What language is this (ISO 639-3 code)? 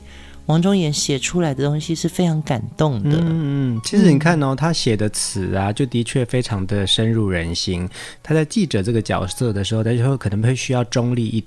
zho